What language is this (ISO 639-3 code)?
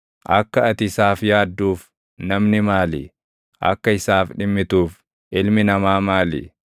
orm